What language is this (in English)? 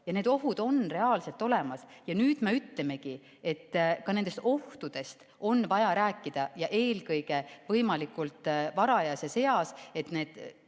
Estonian